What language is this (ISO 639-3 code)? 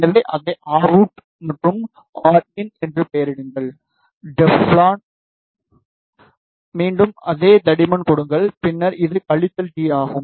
tam